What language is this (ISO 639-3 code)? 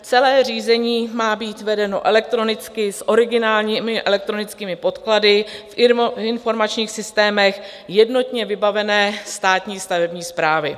ces